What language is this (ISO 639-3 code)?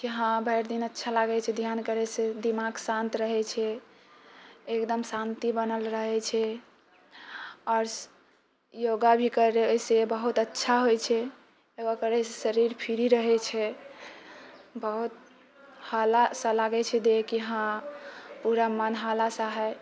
mai